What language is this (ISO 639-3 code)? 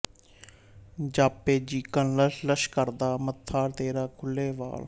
pan